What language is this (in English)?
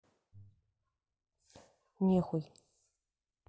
Russian